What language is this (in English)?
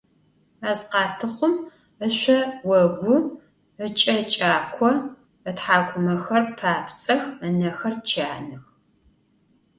Adyghe